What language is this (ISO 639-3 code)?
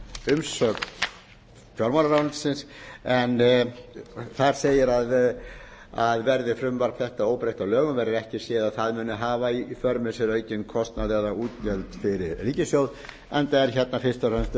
isl